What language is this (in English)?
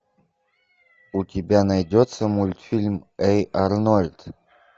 Russian